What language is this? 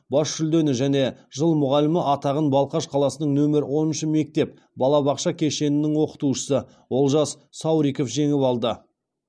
Kazakh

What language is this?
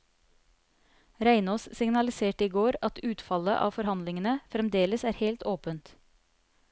Norwegian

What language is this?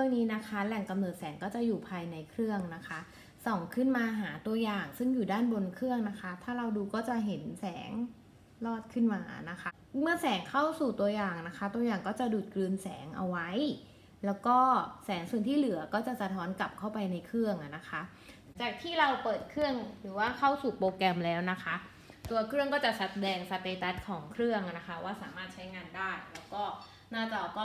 Thai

